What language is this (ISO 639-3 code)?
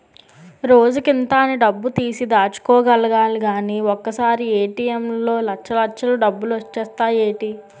tel